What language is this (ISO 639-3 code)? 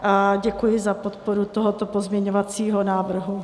ces